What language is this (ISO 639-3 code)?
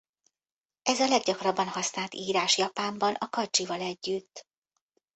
hun